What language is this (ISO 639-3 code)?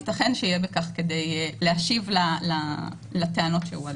heb